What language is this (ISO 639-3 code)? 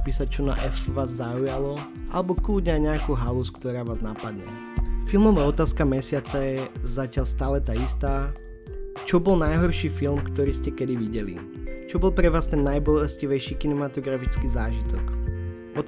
slk